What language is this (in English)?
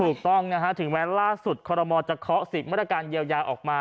Thai